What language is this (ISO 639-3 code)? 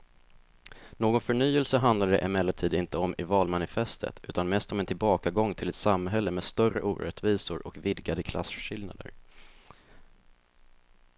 swe